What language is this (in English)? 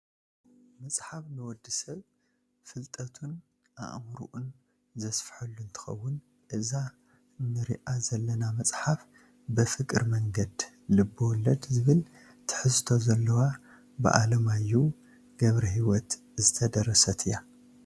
Tigrinya